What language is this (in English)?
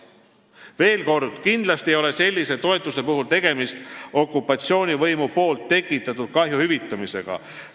Estonian